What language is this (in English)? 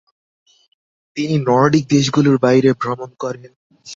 Bangla